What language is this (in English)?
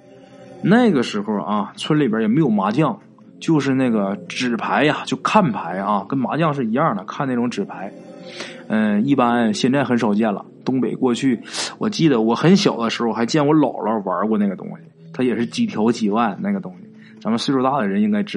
Chinese